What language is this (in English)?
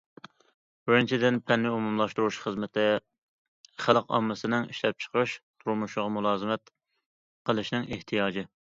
Uyghur